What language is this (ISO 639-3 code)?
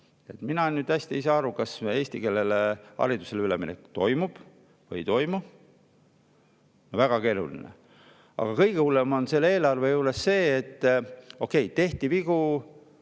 est